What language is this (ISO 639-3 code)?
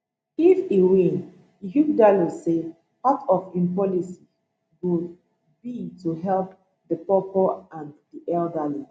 pcm